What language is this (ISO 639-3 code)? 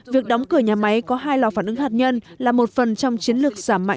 vie